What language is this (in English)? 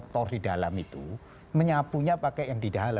Indonesian